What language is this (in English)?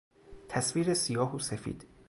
Persian